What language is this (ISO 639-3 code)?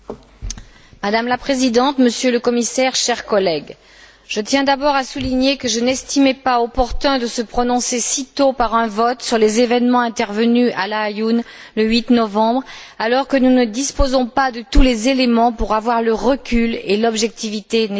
fra